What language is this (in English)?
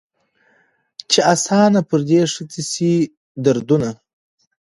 Pashto